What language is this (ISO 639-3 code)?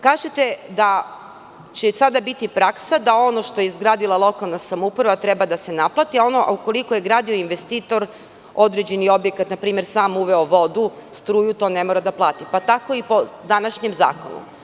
srp